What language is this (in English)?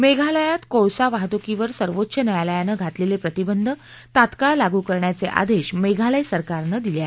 Marathi